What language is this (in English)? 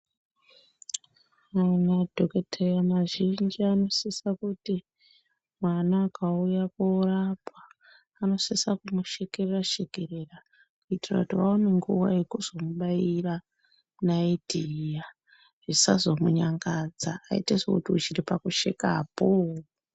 Ndau